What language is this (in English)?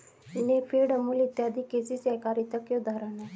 Hindi